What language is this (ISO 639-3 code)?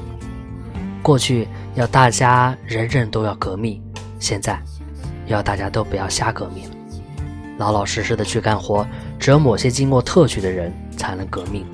zho